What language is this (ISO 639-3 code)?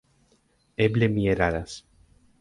epo